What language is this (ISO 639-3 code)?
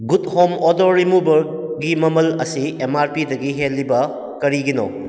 mni